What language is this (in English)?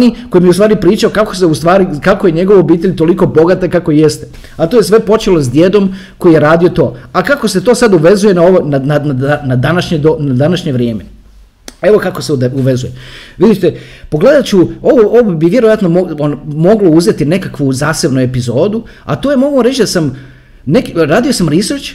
Croatian